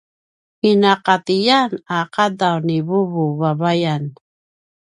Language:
Paiwan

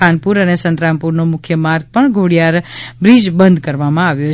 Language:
Gujarati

